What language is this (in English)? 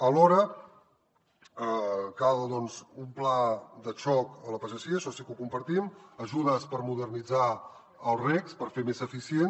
Catalan